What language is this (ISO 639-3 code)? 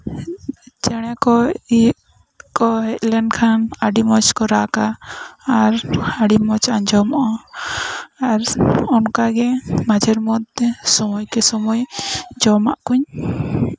sat